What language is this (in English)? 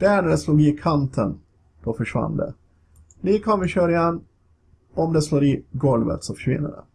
Swedish